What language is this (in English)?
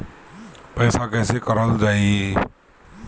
Bhojpuri